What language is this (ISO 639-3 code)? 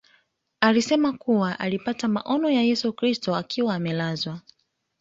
swa